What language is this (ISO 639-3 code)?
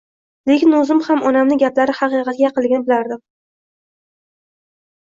uzb